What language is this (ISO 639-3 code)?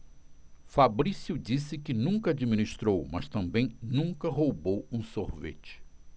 por